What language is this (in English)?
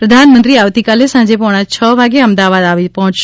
Gujarati